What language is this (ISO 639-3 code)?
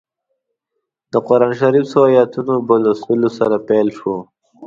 pus